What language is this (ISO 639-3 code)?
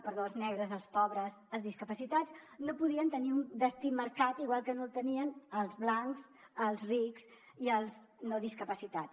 cat